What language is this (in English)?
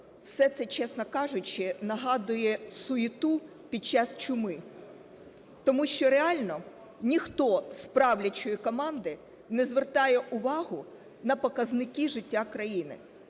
Ukrainian